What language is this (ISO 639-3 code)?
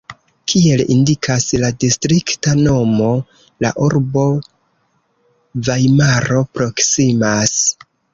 epo